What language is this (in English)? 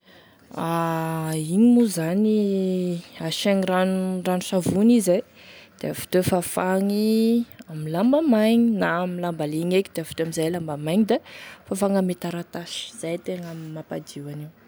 Tesaka Malagasy